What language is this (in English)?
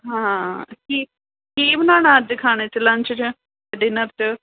Punjabi